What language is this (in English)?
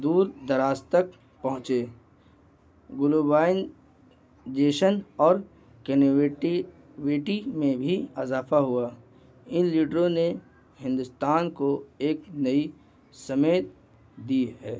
Urdu